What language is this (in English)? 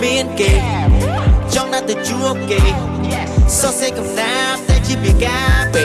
Khmer